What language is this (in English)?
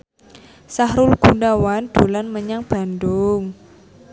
Javanese